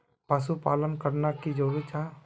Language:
Magahi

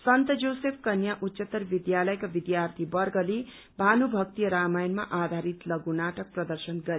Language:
Nepali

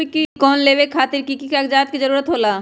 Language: Magahi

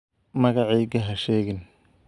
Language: Somali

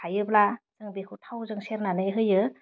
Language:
Bodo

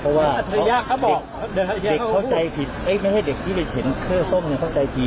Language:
Thai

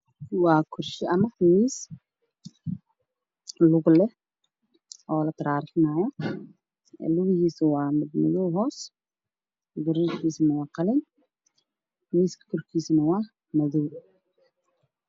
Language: Somali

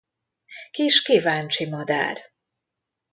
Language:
Hungarian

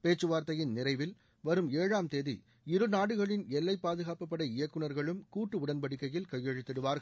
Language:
Tamil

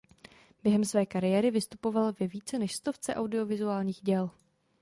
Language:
Czech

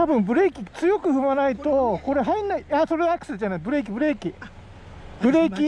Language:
Japanese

